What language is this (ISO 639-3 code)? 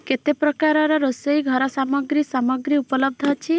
ori